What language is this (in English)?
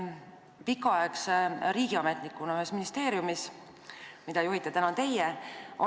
Estonian